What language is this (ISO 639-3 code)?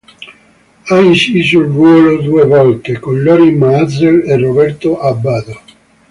ita